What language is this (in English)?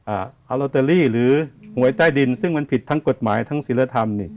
Thai